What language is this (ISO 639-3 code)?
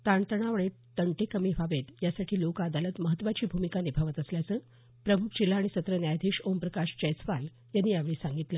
mar